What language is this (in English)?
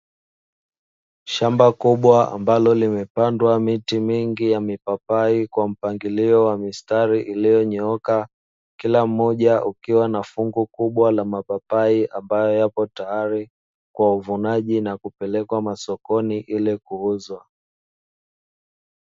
Swahili